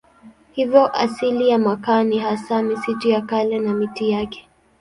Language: Swahili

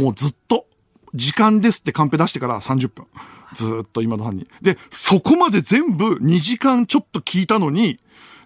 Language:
Japanese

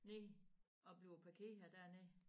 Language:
Danish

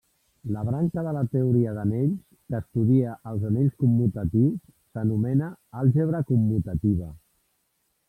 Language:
Catalan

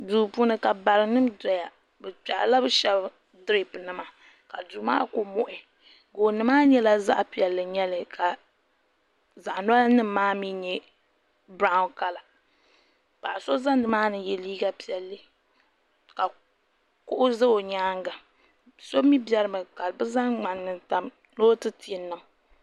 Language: Dagbani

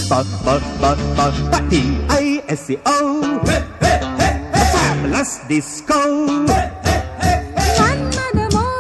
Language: Tamil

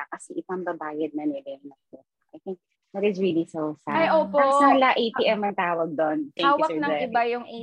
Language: Filipino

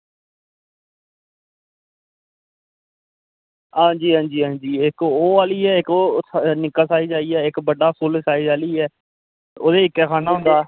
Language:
Dogri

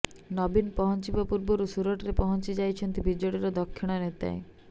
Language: Odia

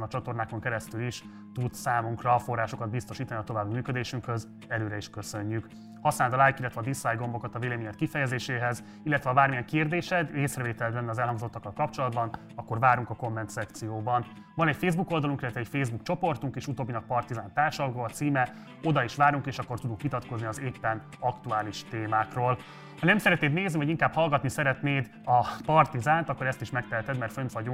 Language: Hungarian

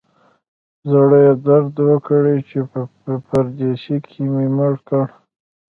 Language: Pashto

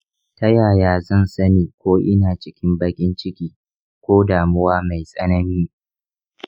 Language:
Hausa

